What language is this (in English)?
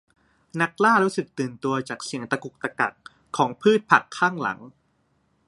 Thai